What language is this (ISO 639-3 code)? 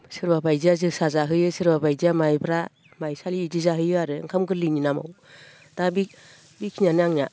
brx